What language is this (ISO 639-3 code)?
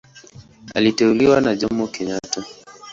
swa